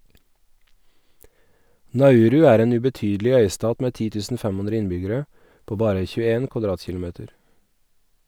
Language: Norwegian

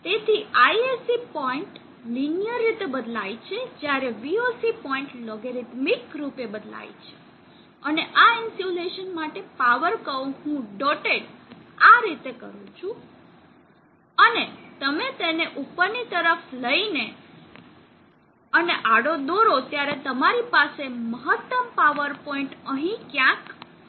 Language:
Gujarati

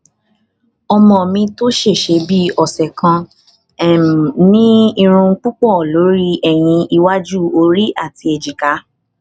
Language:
Yoruba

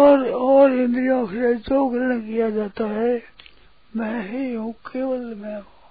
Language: Hindi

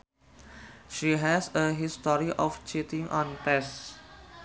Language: Sundanese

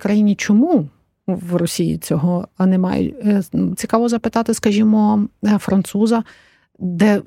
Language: Ukrainian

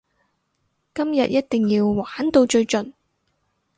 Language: Cantonese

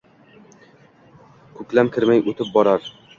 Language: Uzbek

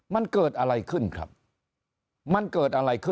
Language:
Thai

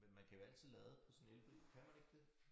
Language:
Danish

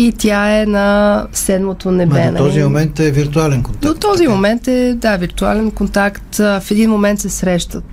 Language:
Bulgarian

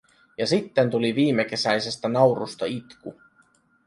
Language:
Finnish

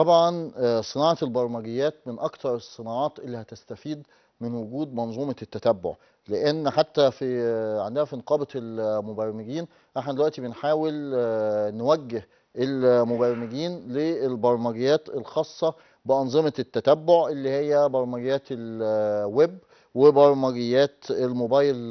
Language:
Arabic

